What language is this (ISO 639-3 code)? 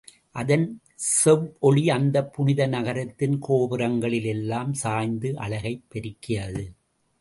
tam